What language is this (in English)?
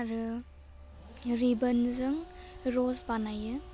Bodo